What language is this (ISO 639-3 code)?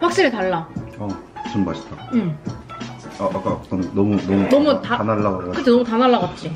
kor